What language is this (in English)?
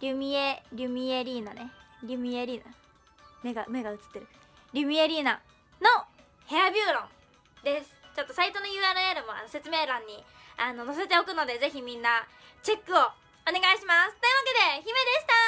Japanese